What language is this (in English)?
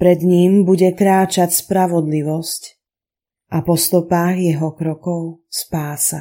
Slovak